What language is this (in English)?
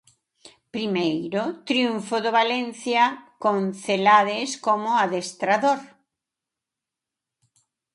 Galician